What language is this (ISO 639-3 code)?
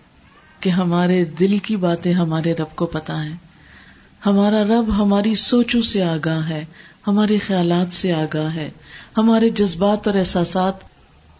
urd